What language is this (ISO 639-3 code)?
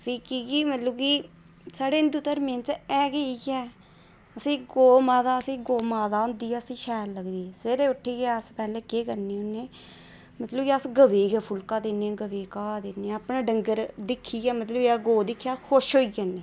doi